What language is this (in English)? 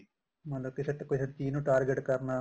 Punjabi